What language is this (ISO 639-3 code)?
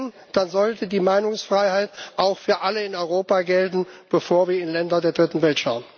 deu